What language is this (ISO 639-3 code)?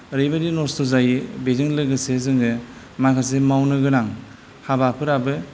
brx